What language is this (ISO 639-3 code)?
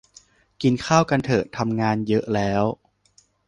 tha